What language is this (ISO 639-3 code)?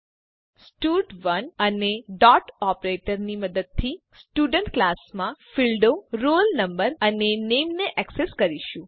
guj